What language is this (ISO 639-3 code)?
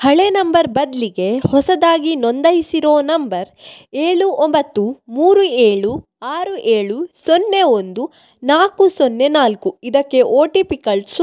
kan